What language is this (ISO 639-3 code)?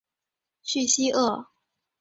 zho